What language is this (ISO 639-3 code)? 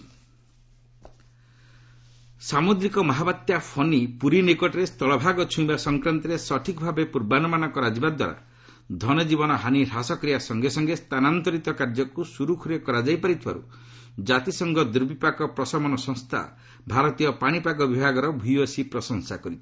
ori